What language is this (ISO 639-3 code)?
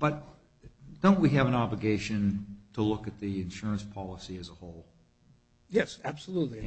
eng